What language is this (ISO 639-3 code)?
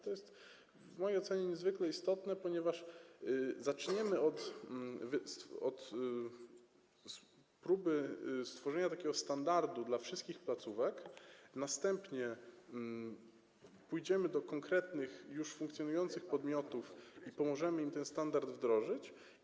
pol